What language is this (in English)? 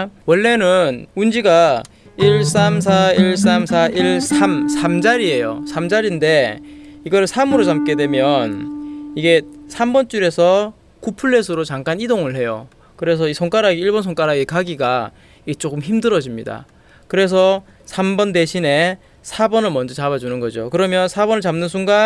Korean